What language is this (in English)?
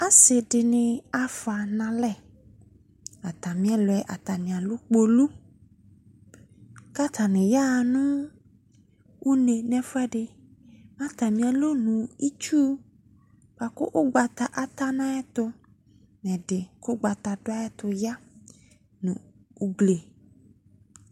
Ikposo